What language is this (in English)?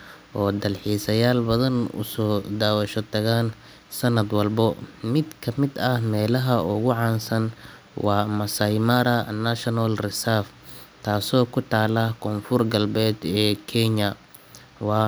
Somali